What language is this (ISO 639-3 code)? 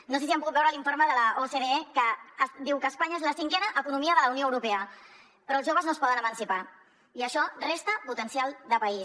cat